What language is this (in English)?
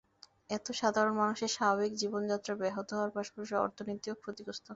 Bangla